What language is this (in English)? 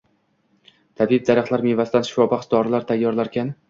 Uzbek